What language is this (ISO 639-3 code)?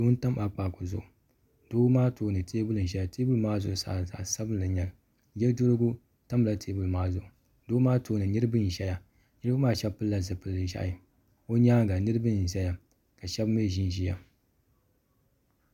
dag